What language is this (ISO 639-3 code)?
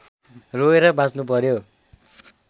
nep